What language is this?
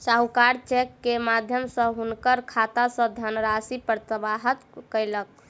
Maithili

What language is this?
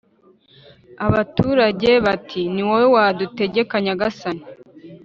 Kinyarwanda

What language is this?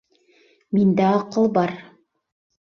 Bashkir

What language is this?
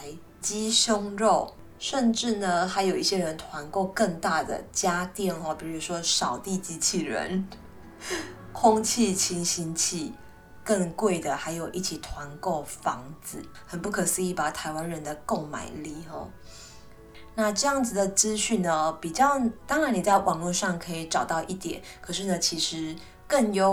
Chinese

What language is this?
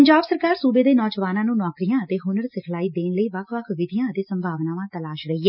Punjabi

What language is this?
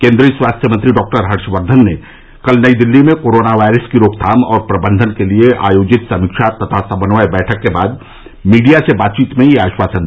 Hindi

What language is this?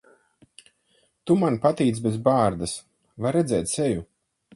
Latvian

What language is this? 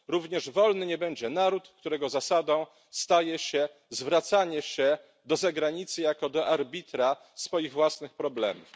Polish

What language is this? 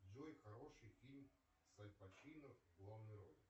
Russian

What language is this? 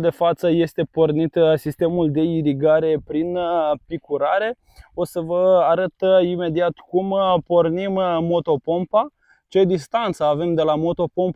Romanian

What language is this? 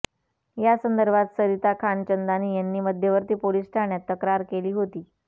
Marathi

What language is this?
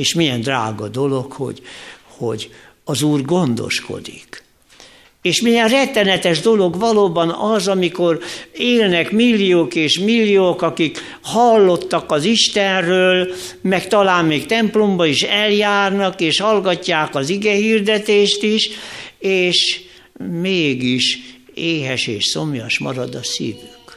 Hungarian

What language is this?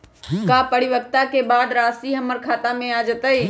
Magahi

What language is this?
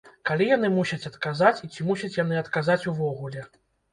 Belarusian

